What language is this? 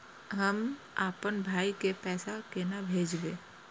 Maithili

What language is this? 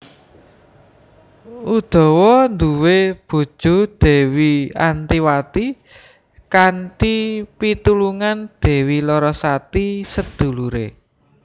Javanese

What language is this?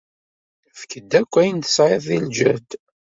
Kabyle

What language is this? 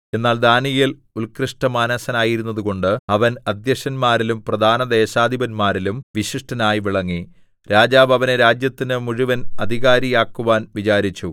Malayalam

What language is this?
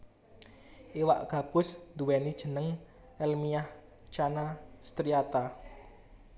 Javanese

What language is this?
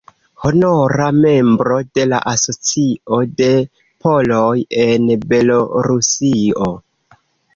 Esperanto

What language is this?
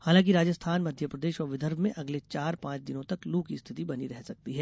Hindi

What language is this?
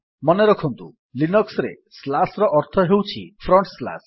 Odia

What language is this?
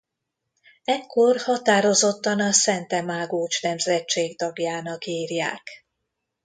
Hungarian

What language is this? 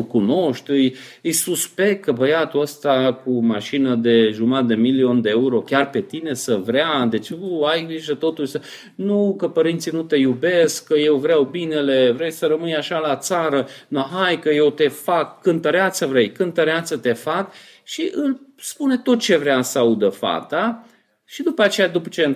Romanian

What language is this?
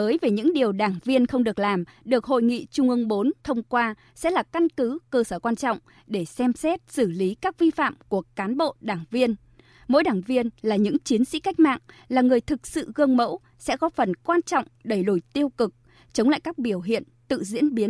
Vietnamese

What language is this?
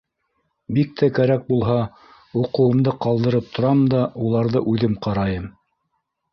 Bashkir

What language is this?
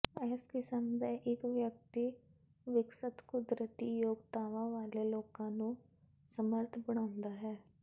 Punjabi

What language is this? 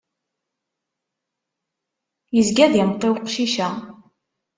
Kabyle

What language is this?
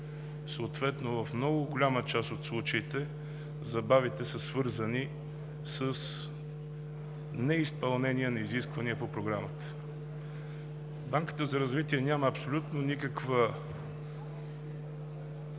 Bulgarian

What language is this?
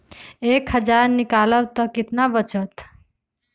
Magahi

